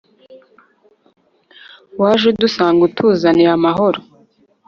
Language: Kinyarwanda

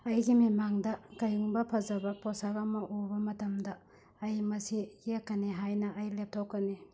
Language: Manipuri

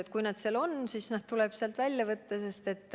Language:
Estonian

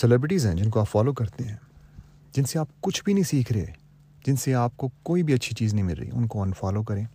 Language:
Urdu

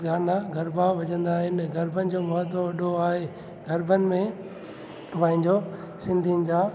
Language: Sindhi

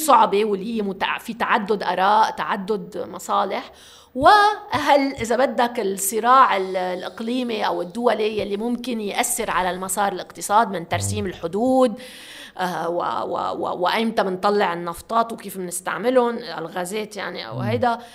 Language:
Arabic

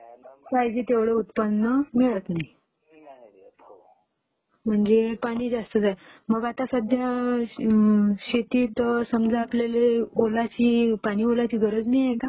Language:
Marathi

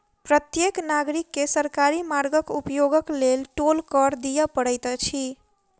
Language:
Maithili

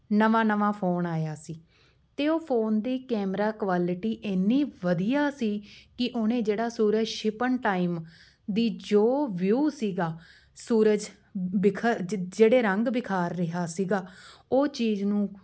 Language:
Punjabi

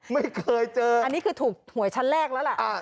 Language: Thai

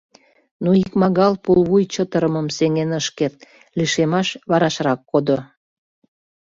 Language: Mari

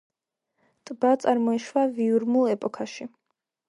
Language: Georgian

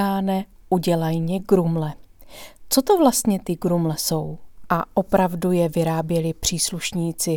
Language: Czech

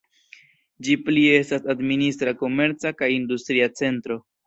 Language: Esperanto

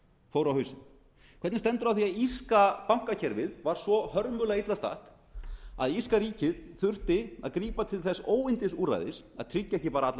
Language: Icelandic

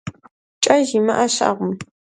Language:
Kabardian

